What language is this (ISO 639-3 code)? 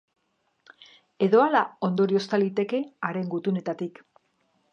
eus